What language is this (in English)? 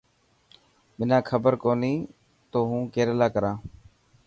Dhatki